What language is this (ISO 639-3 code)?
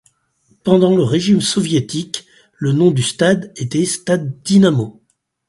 fra